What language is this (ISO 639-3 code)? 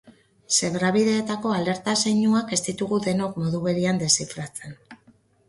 eus